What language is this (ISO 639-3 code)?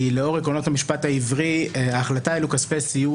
heb